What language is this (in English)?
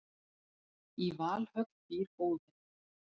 Icelandic